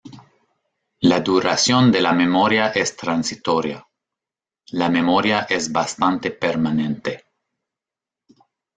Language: Spanish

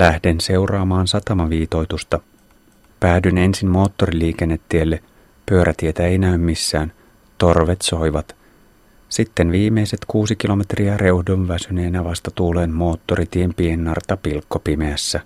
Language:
Finnish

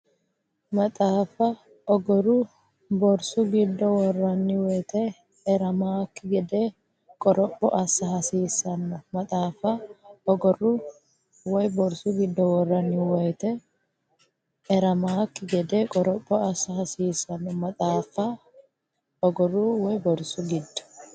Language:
Sidamo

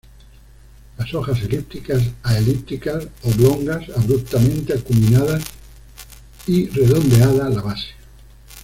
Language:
Spanish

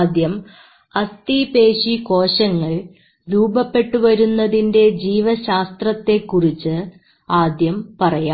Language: Malayalam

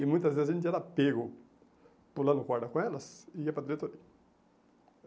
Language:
Portuguese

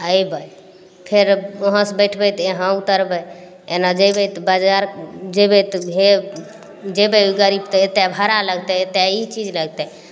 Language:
Maithili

